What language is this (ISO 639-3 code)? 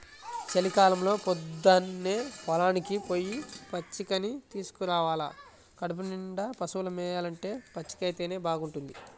tel